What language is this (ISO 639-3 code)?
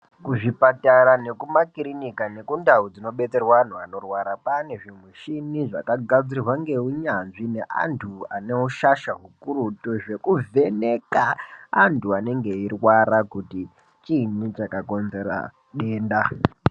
ndc